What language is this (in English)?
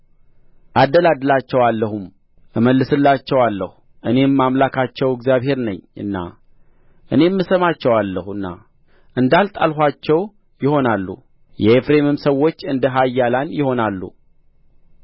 Amharic